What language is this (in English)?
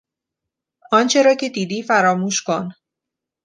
Persian